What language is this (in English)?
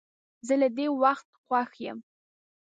Pashto